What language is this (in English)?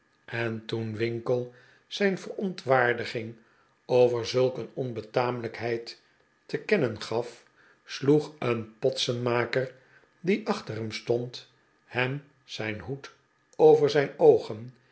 Dutch